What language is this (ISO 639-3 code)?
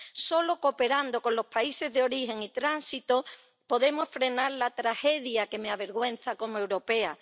spa